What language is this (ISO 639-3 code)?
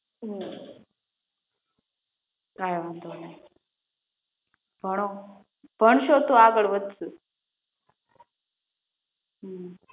guj